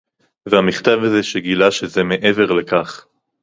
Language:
Hebrew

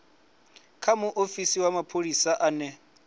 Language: Venda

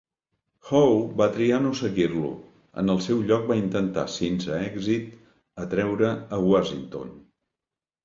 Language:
Catalan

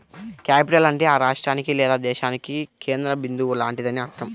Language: Telugu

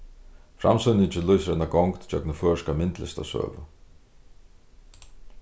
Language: Faroese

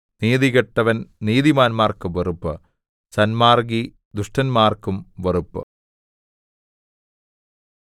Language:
Malayalam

